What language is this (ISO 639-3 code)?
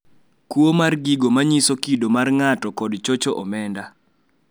luo